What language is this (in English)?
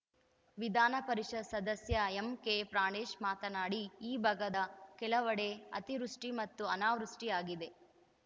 Kannada